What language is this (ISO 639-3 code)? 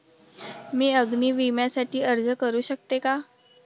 mar